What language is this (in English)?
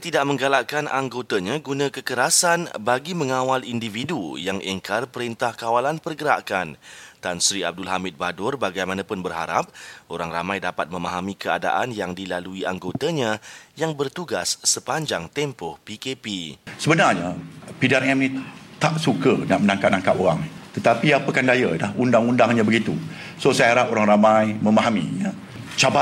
Malay